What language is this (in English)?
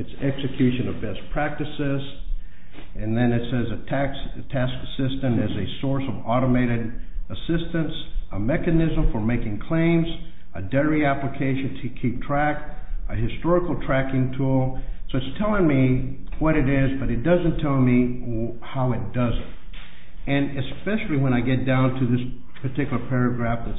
English